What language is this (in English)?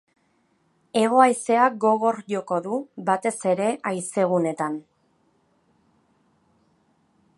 Basque